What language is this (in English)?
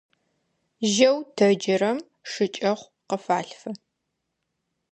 Adyghe